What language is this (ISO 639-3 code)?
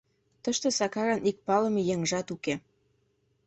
chm